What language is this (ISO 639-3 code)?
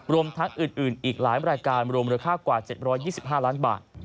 tha